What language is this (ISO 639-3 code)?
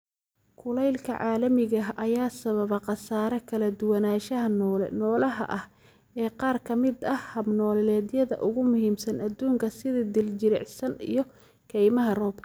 som